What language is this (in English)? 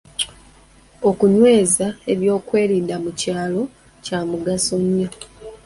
Ganda